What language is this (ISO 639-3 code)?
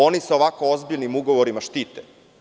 srp